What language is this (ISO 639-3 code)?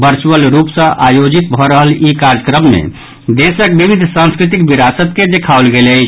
mai